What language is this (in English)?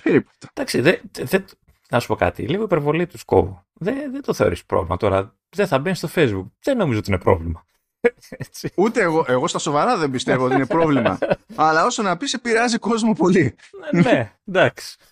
Greek